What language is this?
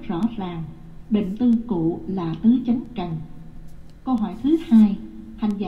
Vietnamese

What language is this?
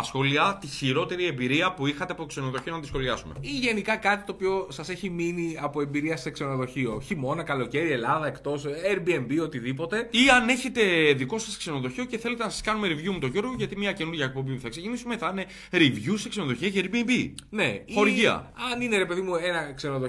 Greek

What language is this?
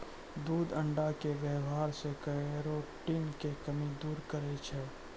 Maithili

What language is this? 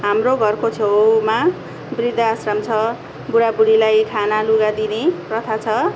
Nepali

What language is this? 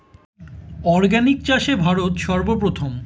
Bangla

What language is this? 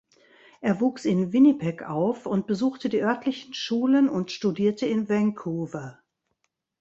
German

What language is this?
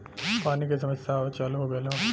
Bhojpuri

